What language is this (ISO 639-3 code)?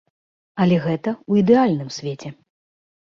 bel